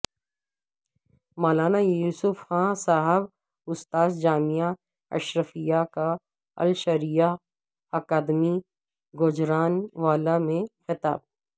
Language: Urdu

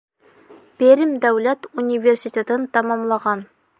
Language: Bashkir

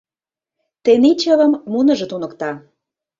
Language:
Mari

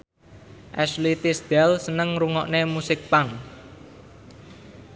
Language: Javanese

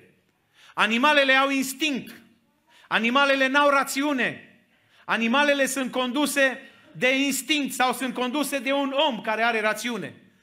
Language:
Romanian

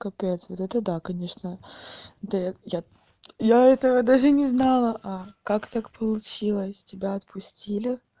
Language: Russian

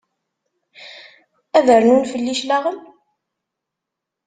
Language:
Kabyle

